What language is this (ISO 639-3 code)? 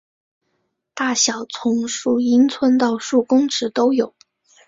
zho